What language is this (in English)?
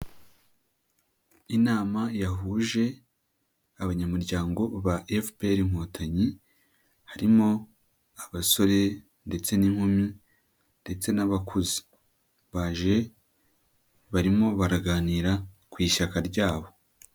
Kinyarwanda